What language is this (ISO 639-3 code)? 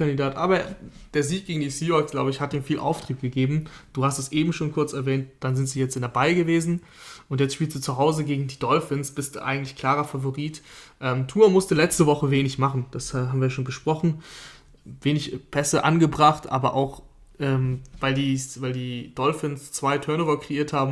deu